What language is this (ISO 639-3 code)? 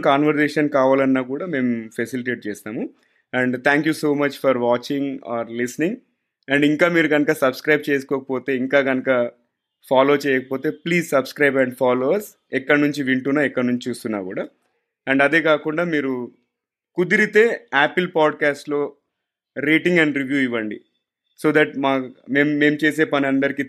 tel